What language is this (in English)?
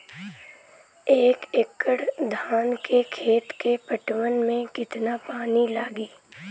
Bhojpuri